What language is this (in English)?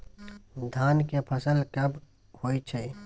Maithili